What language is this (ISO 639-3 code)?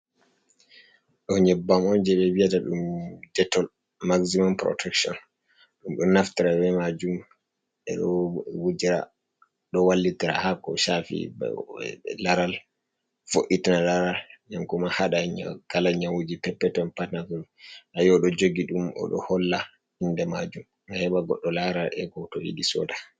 ful